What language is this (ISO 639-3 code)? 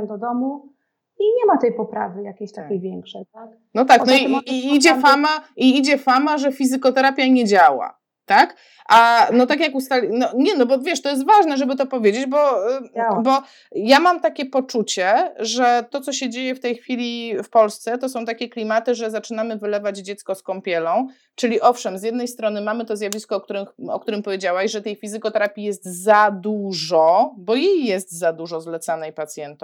pol